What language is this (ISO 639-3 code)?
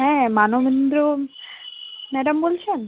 ben